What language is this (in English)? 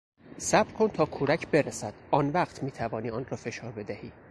Persian